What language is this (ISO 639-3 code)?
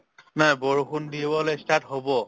asm